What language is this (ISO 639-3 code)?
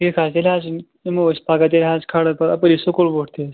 kas